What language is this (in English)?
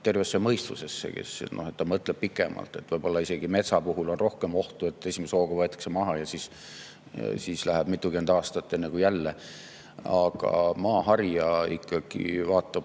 Estonian